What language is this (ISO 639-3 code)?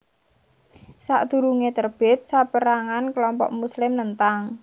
jav